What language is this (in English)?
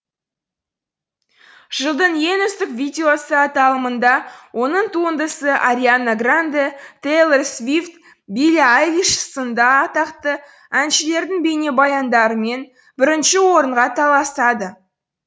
Kazakh